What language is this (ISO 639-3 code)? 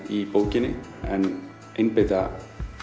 isl